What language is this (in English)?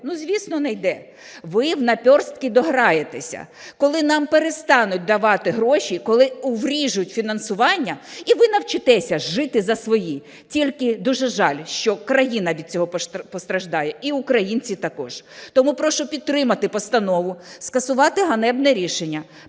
Ukrainian